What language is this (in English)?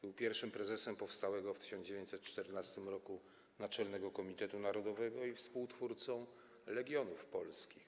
Polish